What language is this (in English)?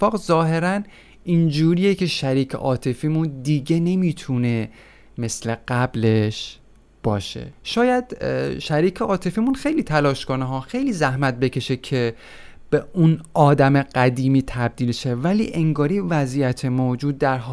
Persian